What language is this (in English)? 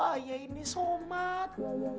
Indonesian